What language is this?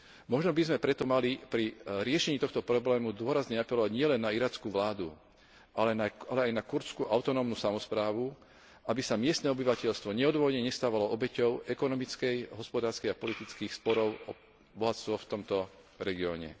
Slovak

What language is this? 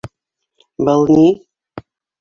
Bashkir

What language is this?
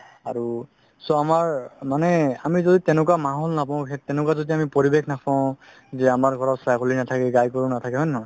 Assamese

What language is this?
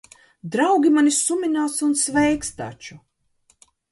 Latvian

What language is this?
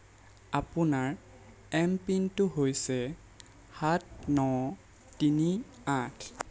Assamese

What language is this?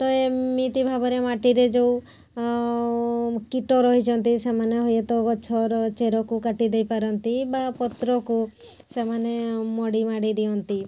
Odia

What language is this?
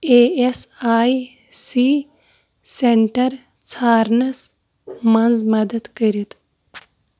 Kashmiri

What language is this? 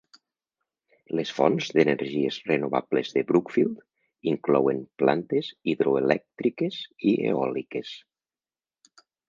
Catalan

